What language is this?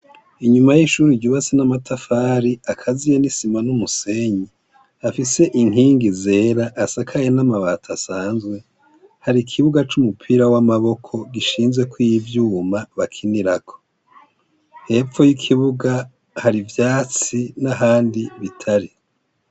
Rundi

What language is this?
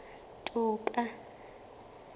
Southern Sotho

